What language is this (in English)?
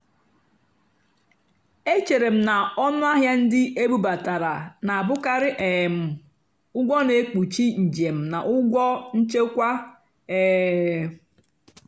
Igbo